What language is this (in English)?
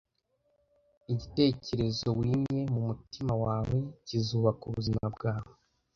Kinyarwanda